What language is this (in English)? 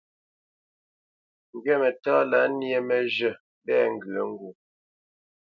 Bamenyam